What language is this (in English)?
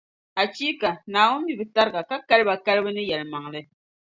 Dagbani